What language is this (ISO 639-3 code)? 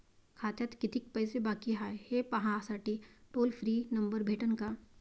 mar